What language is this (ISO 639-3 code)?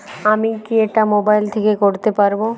ben